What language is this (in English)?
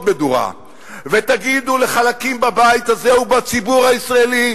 Hebrew